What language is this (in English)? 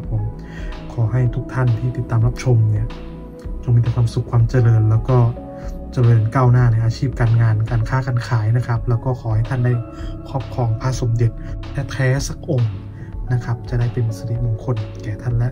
Thai